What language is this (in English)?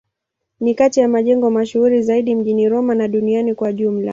Swahili